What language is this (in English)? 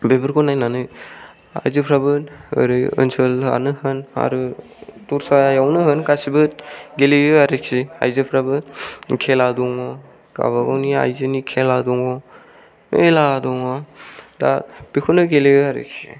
Bodo